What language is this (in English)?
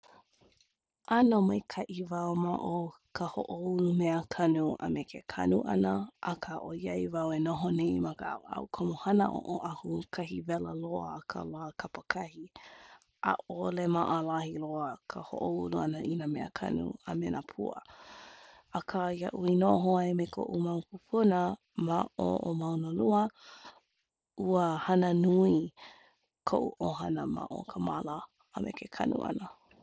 Hawaiian